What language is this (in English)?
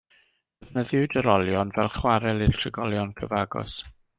Welsh